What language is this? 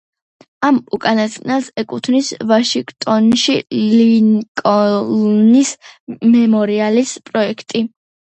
Georgian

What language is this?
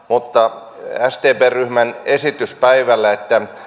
Finnish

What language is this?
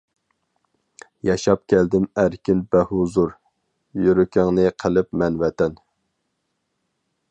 Uyghur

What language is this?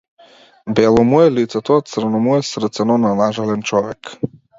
Macedonian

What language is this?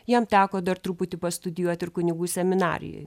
Lithuanian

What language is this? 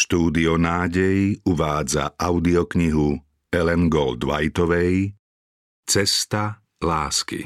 Slovak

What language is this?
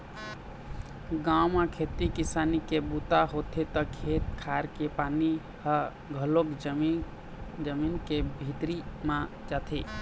Chhattisgarhi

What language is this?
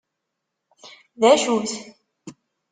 Kabyle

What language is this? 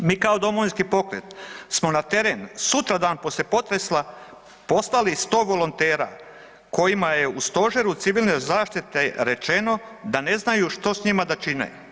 Croatian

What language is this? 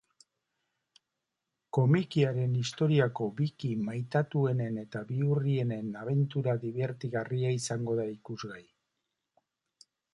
Basque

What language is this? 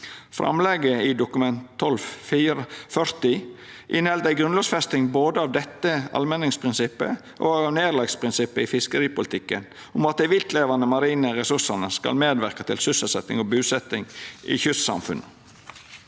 Norwegian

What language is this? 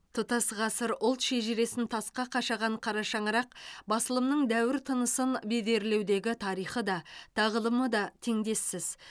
Kazakh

